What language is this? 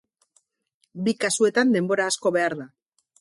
Basque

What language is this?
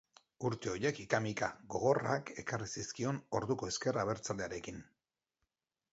Basque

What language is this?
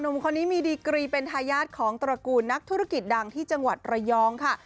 Thai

